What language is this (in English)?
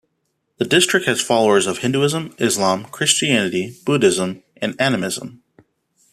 English